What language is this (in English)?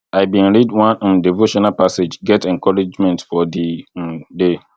Nigerian Pidgin